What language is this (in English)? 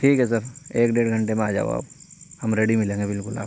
Urdu